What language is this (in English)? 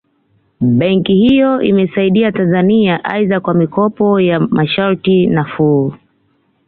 Swahili